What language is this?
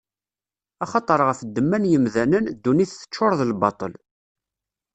Kabyle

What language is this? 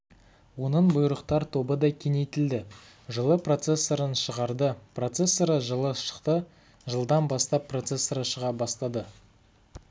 Kazakh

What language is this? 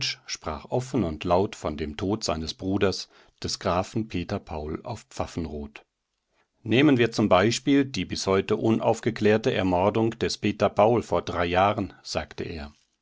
German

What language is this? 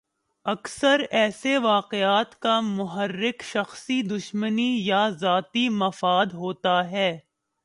Urdu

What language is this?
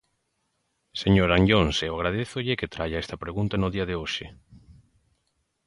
Galician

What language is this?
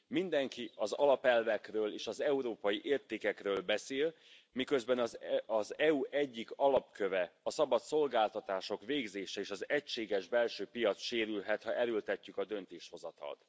Hungarian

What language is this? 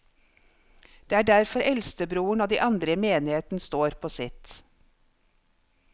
Norwegian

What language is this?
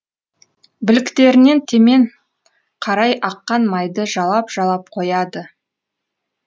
Kazakh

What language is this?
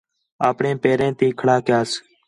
Khetrani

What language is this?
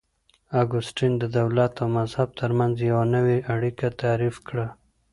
Pashto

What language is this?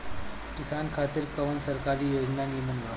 Bhojpuri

